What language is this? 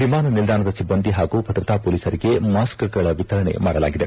Kannada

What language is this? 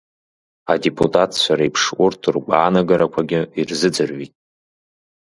Abkhazian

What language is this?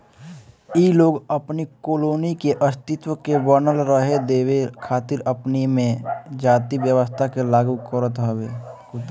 Bhojpuri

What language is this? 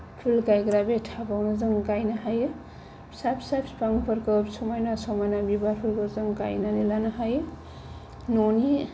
Bodo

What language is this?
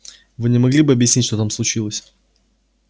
Russian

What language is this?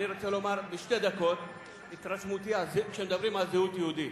Hebrew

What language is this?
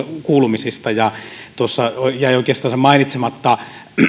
Finnish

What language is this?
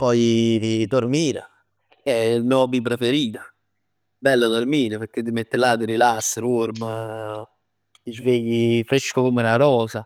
Neapolitan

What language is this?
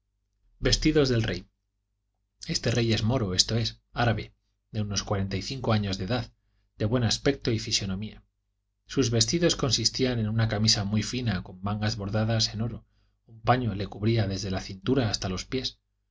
Spanish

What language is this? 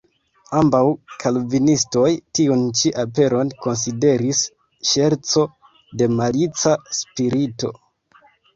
Esperanto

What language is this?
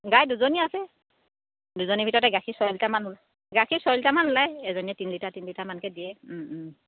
Assamese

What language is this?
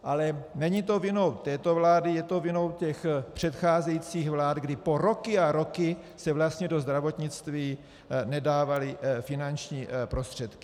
Czech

